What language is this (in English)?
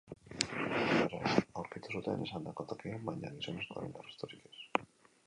Basque